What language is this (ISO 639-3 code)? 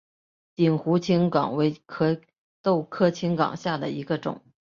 zho